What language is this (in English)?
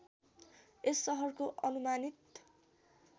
Nepali